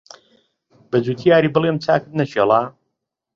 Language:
Central Kurdish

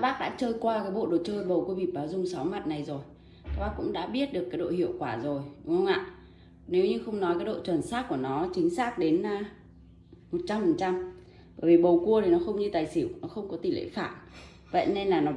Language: Vietnamese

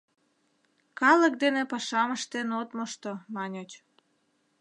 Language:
Mari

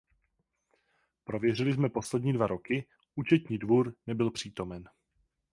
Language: Czech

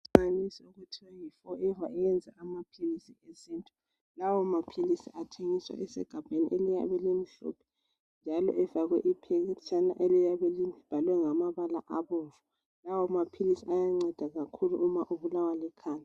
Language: North Ndebele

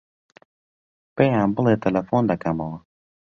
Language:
Central Kurdish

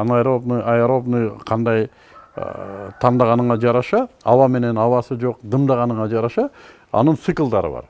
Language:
Turkish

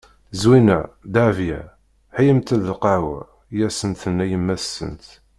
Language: Kabyle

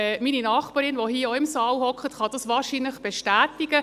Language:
Swiss German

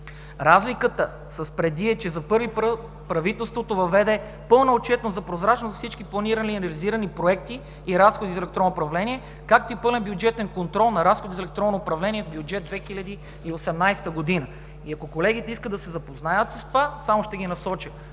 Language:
Bulgarian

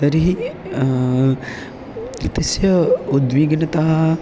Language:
Sanskrit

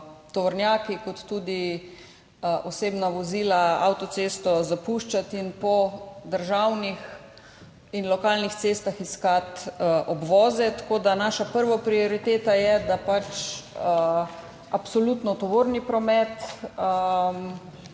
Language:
Slovenian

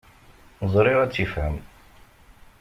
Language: Kabyle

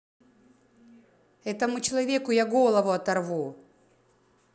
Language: Russian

